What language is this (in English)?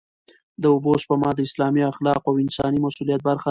Pashto